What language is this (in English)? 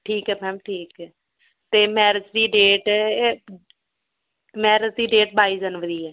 Punjabi